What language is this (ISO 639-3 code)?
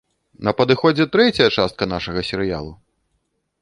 bel